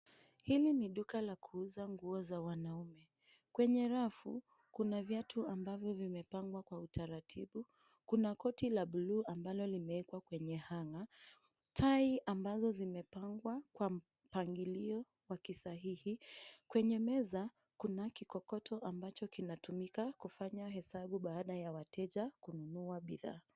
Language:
Swahili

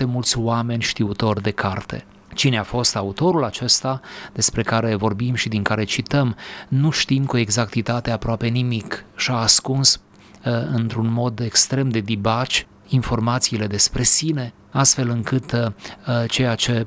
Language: Romanian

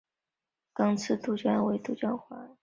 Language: Chinese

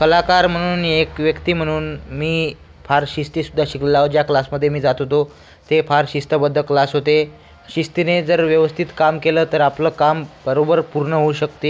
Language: Marathi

